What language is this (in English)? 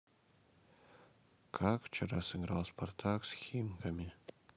Russian